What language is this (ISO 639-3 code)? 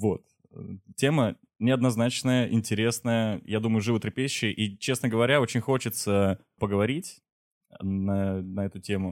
rus